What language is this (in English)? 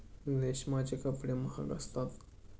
Marathi